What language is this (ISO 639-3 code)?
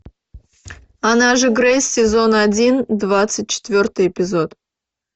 rus